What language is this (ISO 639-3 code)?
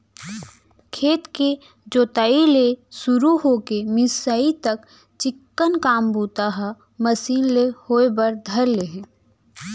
hne